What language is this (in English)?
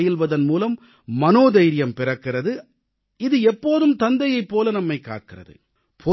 Tamil